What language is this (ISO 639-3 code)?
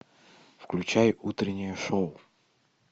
rus